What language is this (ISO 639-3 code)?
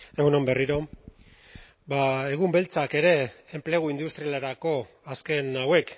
eus